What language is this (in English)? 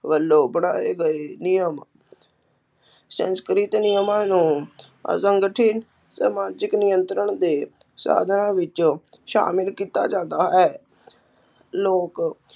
Punjabi